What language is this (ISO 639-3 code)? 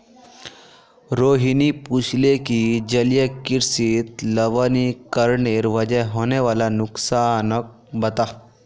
mag